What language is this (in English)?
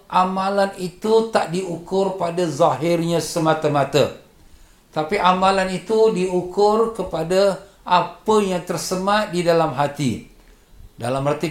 Malay